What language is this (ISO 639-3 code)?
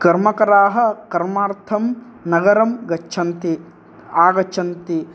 san